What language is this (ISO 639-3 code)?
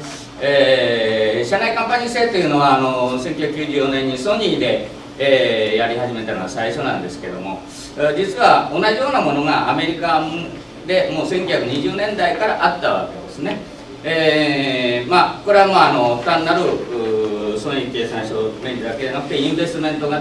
jpn